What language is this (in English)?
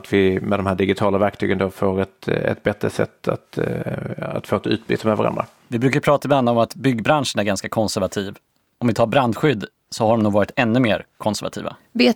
Swedish